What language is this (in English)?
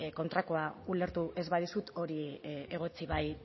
Basque